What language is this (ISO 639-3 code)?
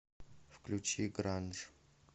rus